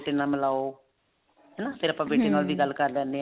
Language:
Punjabi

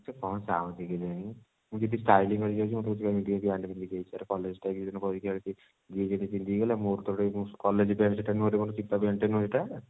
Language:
Odia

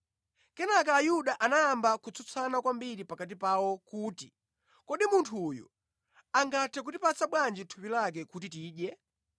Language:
Nyanja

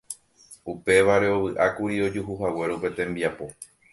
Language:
Guarani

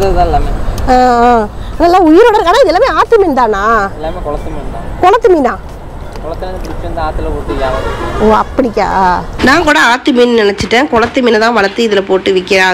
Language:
Indonesian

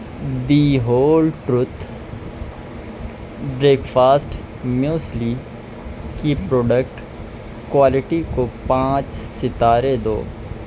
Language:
Urdu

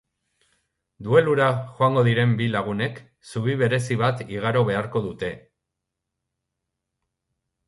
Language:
Basque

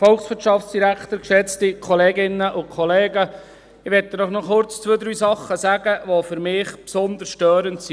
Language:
Swiss German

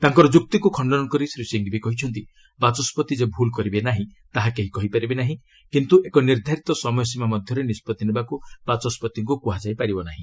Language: Odia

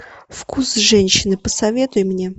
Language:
Russian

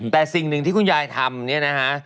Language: Thai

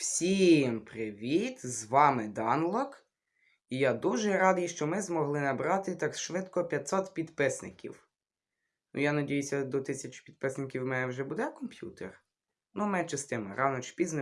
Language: Ukrainian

